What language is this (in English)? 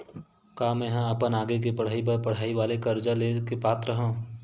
Chhattisgarhi